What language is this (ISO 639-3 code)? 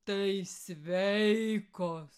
lit